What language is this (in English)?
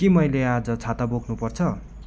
Nepali